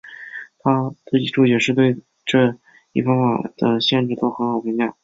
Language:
Chinese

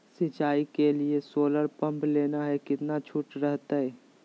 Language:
Magahi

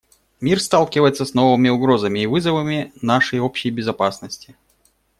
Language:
Russian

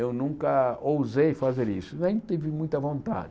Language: Portuguese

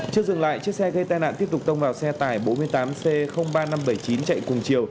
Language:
Vietnamese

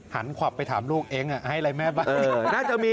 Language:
Thai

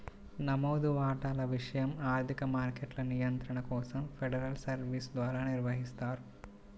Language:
Telugu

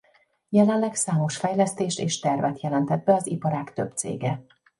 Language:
Hungarian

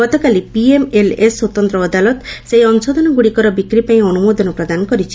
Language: Odia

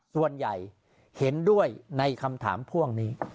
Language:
Thai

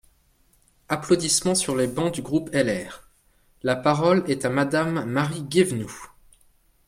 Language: French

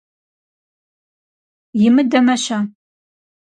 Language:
Kabardian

